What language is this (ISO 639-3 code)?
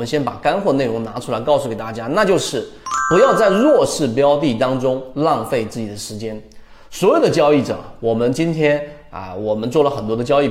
zho